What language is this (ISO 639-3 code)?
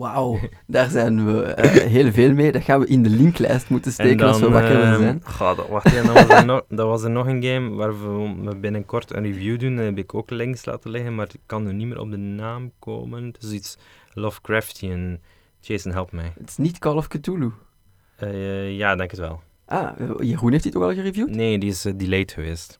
nld